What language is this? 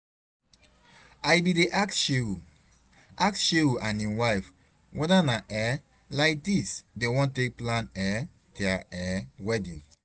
Nigerian Pidgin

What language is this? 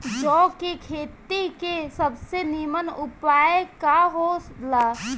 Bhojpuri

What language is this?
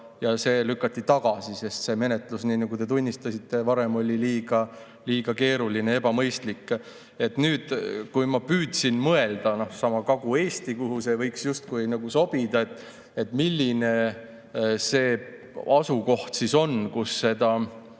Estonian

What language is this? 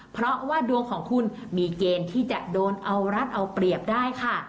Thai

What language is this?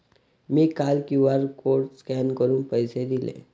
Marathi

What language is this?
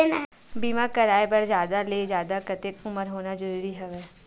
Chhattisgarhi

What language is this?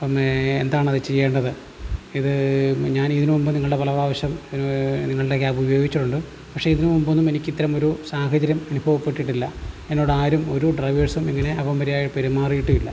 Malayalam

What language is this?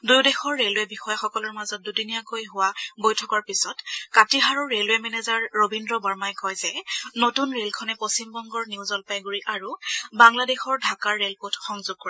Assamese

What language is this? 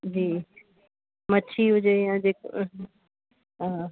Sindhi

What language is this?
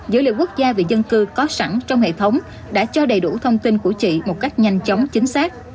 Vietnamese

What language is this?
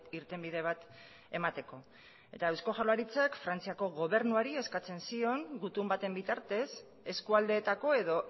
Basque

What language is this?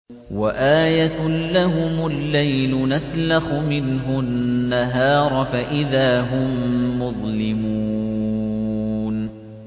Arabic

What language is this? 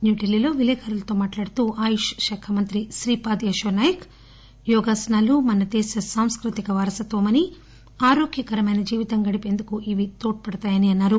Telugu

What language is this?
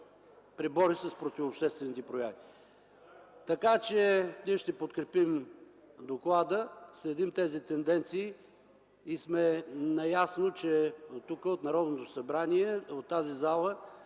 Bulgarian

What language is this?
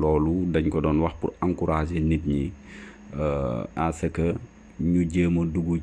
French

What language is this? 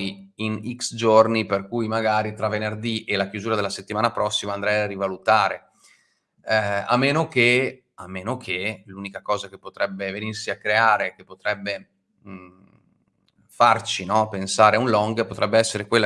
Italian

